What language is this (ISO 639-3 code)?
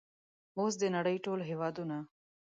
pus